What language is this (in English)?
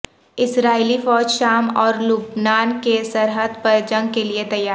Urdu